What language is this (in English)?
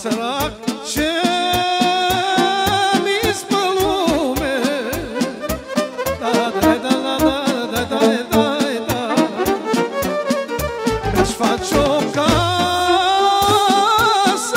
Arabic